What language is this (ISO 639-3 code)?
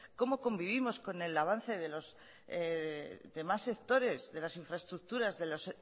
spa